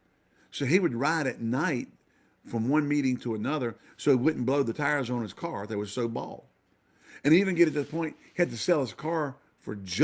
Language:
English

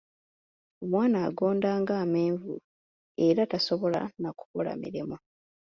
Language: Ganda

